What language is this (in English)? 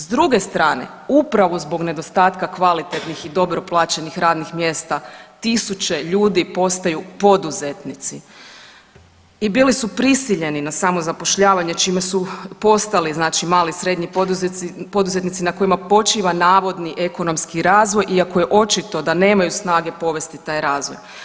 Croatian